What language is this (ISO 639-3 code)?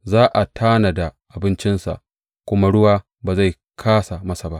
hau